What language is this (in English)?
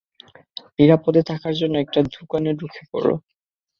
Bangla